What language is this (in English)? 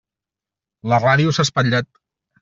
Catalan